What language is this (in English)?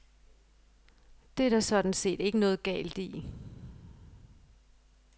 Danish